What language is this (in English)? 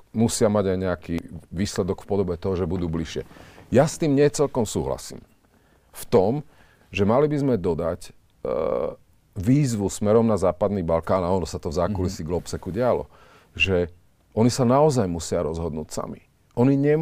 Slovak